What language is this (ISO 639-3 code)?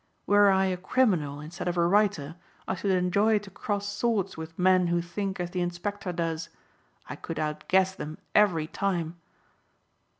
eng